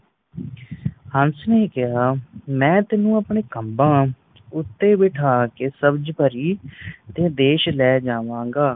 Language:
Punjabi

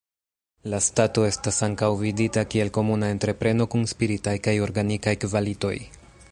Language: Esperanto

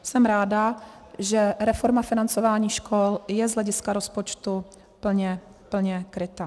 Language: Czech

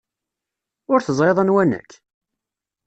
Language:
Kabyle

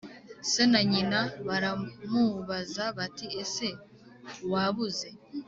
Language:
Kinyarwanda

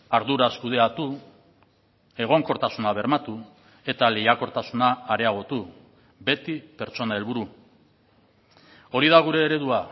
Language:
Basque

